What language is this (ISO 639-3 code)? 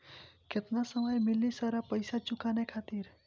bho